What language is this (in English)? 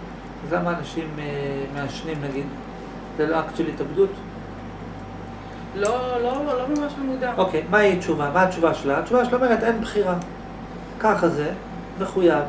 Hebrew